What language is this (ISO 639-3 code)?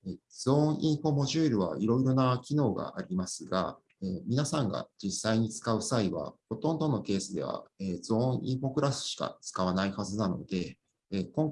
jpn